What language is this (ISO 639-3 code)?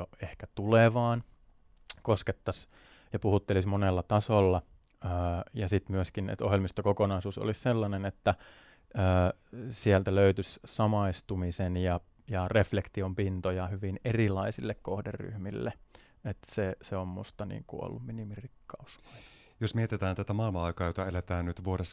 fin